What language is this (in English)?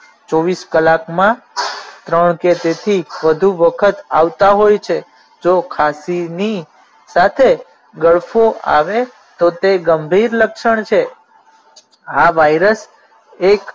Gujarati